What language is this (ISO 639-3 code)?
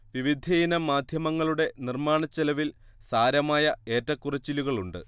mal